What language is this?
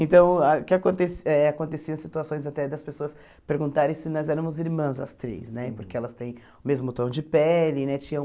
Portuguese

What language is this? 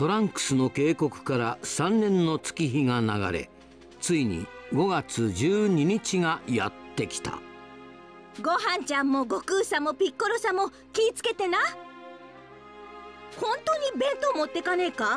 Japanese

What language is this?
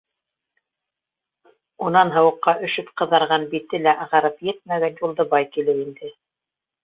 Bashkir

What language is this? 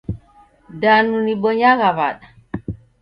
Taita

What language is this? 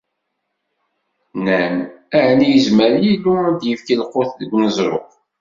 Kabyle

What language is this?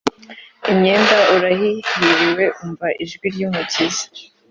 Kinyarwanda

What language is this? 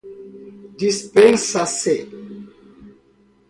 Portuguese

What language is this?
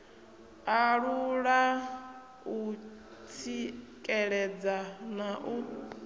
Venda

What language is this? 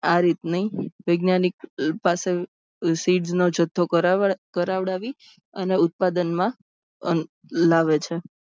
Gujarati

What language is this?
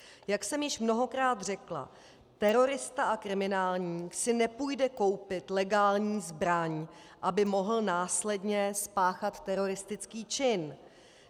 Czech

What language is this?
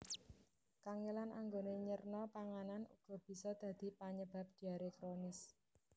Javanese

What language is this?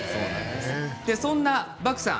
Japanese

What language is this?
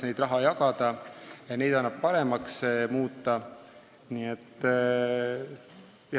Estonian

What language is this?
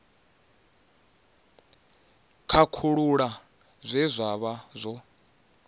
Venda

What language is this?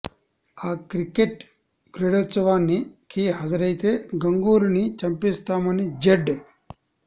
Telugu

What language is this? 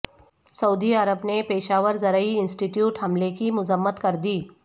Urdu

